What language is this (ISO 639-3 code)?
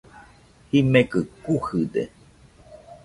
hux